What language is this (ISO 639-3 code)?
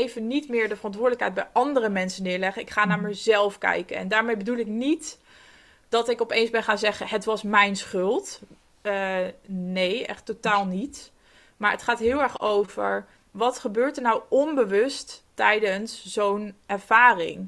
nld